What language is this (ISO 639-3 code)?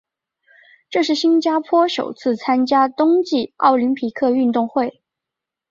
zho